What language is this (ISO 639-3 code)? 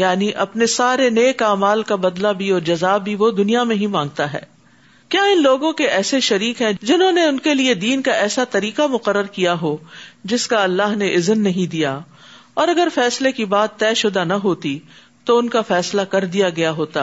urd